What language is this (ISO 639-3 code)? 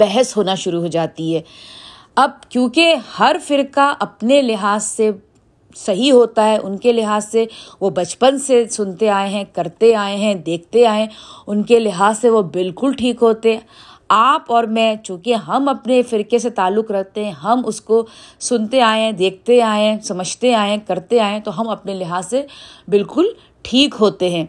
urd